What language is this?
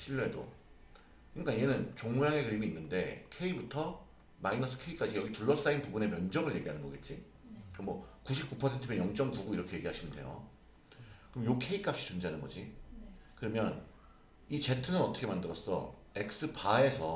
Korean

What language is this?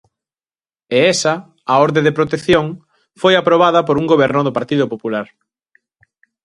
Galician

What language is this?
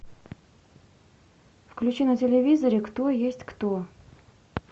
Russian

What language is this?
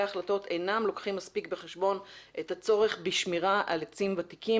Hebrew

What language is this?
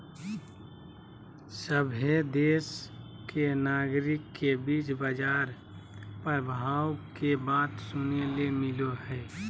Magahi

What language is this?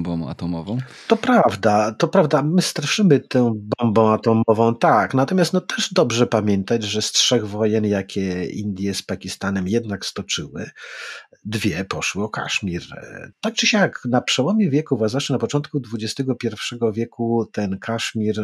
Polish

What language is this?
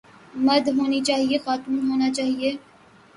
Urdu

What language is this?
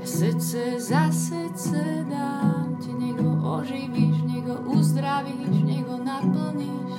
Slovak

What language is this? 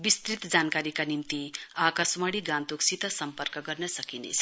Nepali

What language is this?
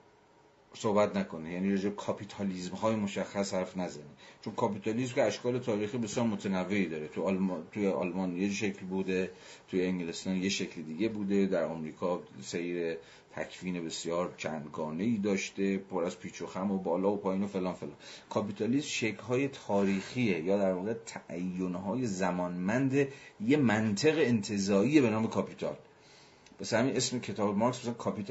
Persian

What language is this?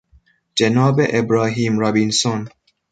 Persian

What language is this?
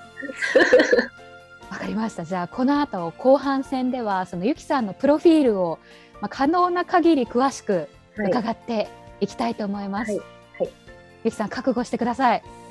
Japanese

